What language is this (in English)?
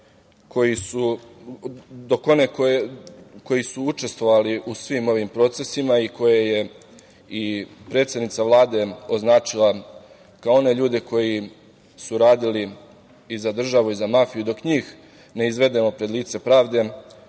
Serbian